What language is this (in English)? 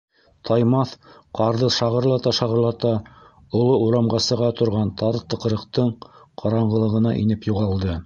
Bashkir